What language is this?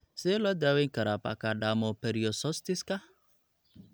Somali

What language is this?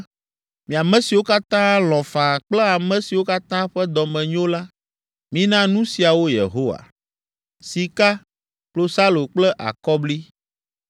Ewe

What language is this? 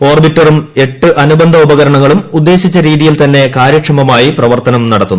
Malayalam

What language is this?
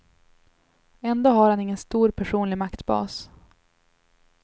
Swedish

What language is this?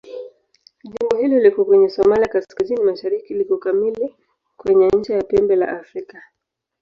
Swahili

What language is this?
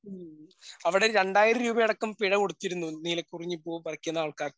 Malayalam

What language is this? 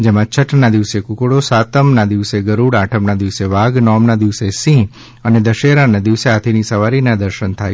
Gujarati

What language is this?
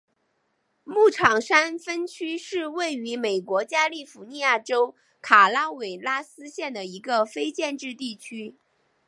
Chinese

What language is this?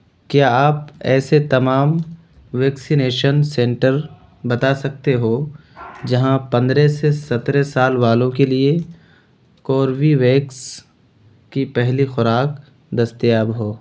Urdu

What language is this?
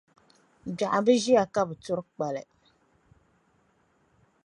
Dagbani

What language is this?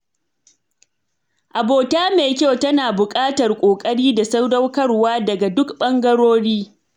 Hausa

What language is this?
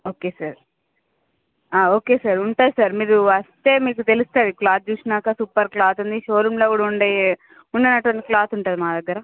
Telugu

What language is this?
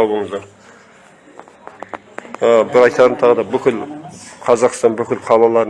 Turkish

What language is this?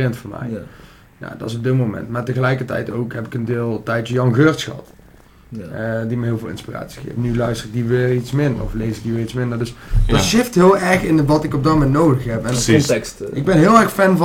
Dutch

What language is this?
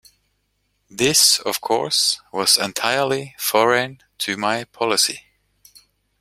English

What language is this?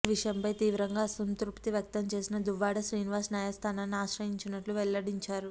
Telugu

